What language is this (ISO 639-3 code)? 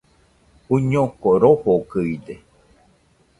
hux